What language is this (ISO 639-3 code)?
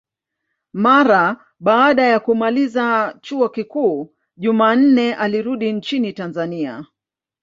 swa